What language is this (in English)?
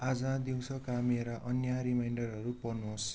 Nepali